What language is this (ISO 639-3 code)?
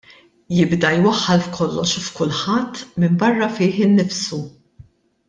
mlt